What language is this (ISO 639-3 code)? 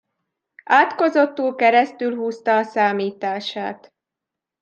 hun